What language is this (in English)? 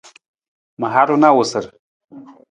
Nawdm